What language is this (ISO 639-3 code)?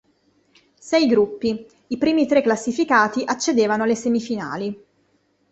ita